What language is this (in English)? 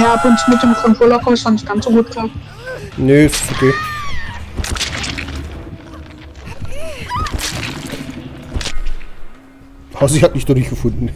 German